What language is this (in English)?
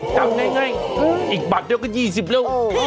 Thai